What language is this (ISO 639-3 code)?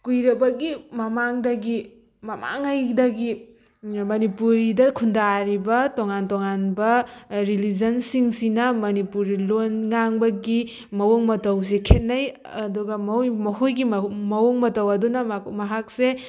mni